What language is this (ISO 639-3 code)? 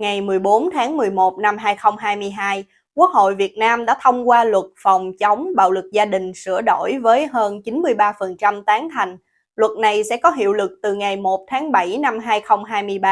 vie